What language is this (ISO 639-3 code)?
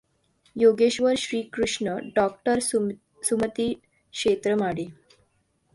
mar